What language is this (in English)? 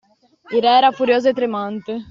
Italian